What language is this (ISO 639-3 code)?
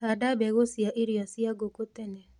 kik